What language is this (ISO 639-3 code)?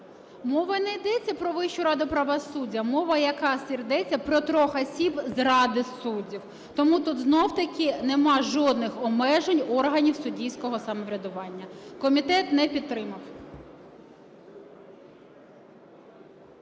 ukr